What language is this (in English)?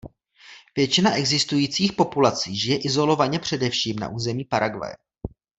Czech